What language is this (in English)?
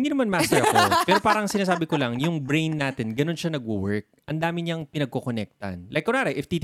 Filipino